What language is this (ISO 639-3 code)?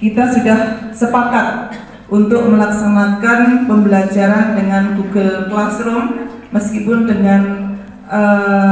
ind